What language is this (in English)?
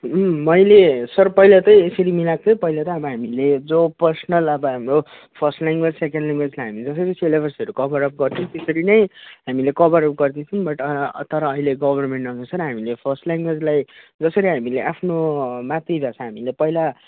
Nepali